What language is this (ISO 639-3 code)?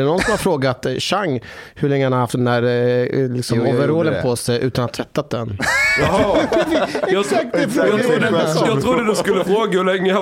swe